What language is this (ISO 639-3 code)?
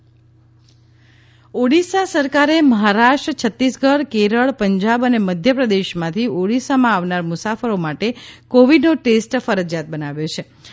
guj